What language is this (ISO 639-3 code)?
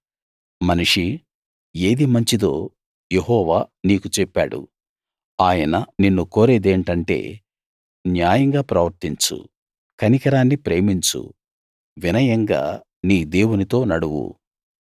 tel